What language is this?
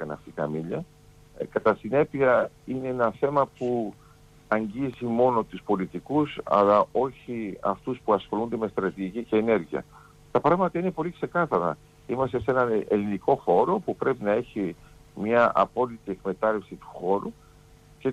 Greek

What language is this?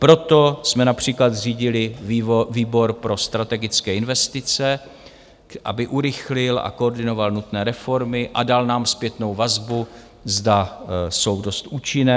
Czech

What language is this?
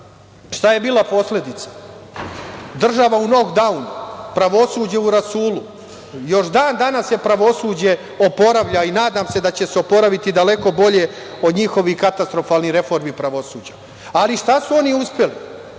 Serbian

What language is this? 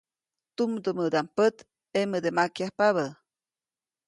Copainalá Zoque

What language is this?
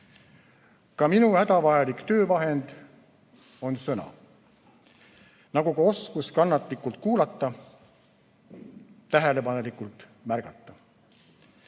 Estonian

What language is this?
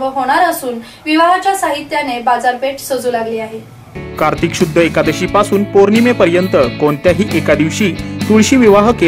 Hindi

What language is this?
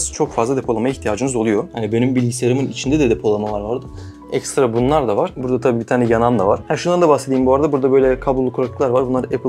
Turkish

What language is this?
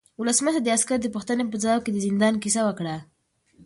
Pashto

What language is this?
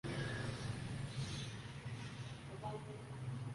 Urdu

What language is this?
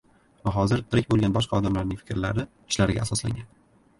Uzbek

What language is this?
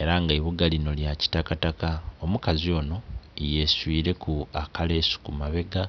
Soga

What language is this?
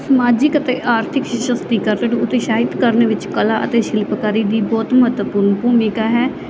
Punjabi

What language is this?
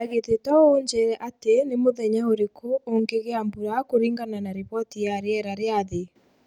Kikuyu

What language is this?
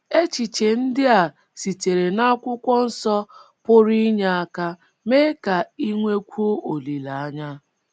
Igbo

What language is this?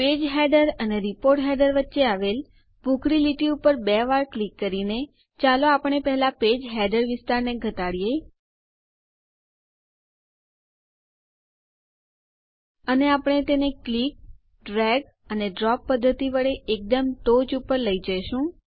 Gujarati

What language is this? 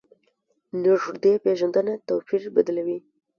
Pashto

